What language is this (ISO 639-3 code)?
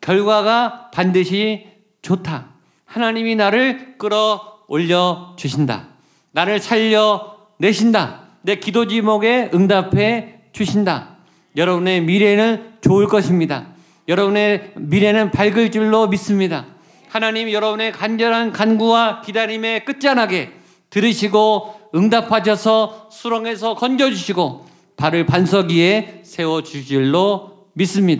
kor